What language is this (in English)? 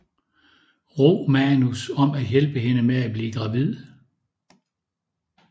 Danish